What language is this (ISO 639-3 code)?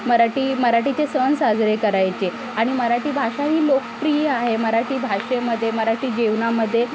mar